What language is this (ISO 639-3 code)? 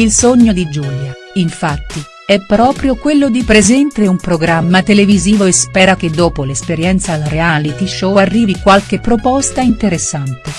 ita